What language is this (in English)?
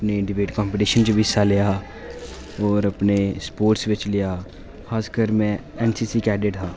Dogri